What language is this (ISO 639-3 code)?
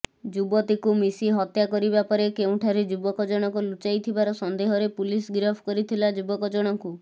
ori